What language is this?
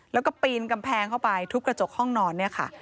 Thai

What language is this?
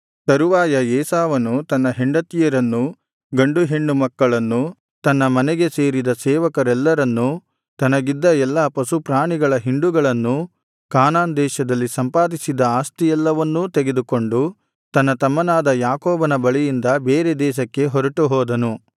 Kannada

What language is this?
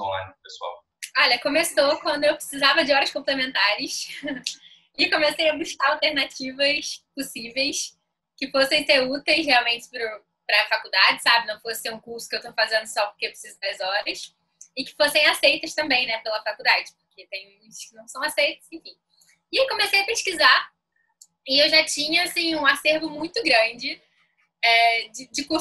Portuguese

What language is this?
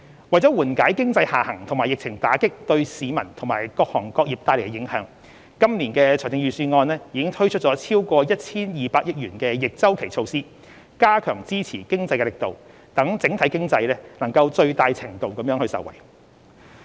Cantonese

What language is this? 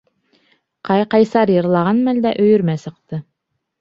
Bashkir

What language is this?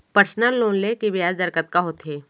Chhattisgarhi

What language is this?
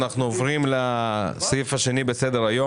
Hebrew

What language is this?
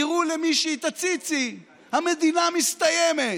Hebrew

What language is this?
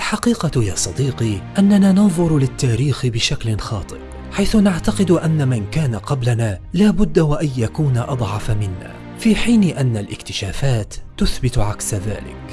Arabic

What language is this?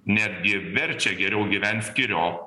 Lithuanian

